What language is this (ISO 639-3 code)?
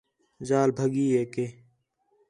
xhe